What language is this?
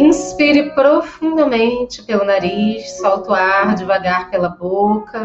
Portuguese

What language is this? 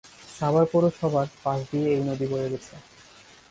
Bangla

